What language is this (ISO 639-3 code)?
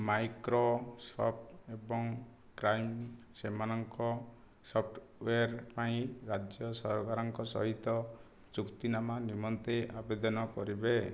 ori